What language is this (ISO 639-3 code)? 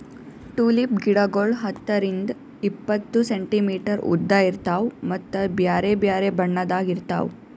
kan